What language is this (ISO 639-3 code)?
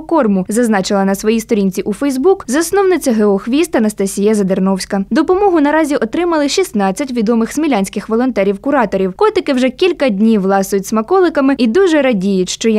ukr